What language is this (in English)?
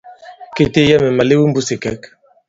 Bankon